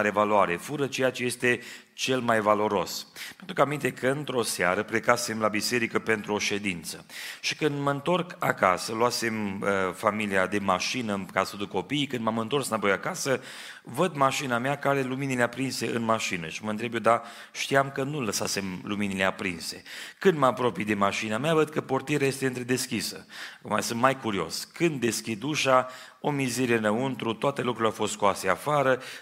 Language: Romanian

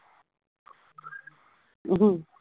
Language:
Punjabi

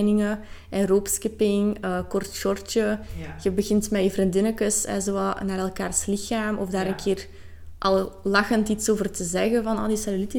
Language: Dutch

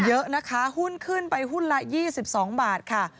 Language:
Thai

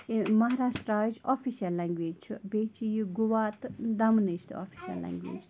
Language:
Kashmiri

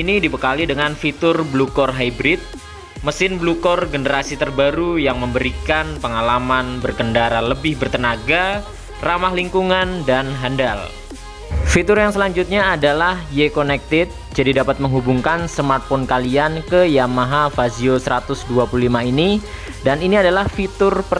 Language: Indonesian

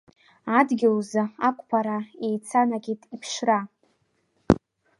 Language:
Abkhazian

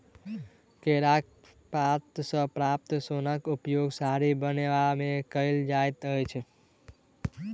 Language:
Maithili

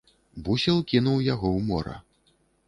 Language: Belarusian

